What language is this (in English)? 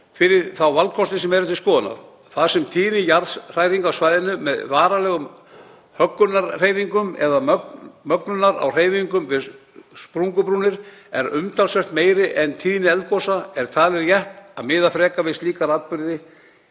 Icelandic